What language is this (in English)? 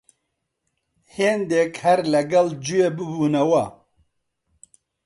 Central Kurdish